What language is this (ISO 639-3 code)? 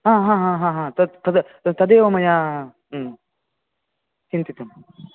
san